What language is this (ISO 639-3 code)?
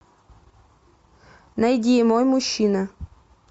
rus